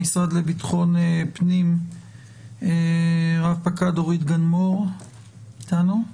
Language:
Hebrew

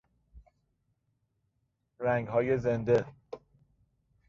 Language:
Persian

